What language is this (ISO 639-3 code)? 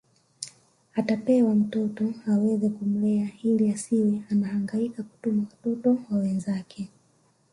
swa